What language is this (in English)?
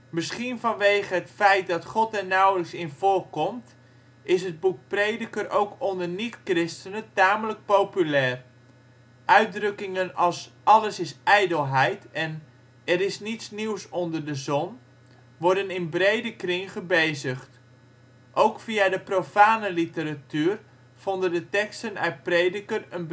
Dutch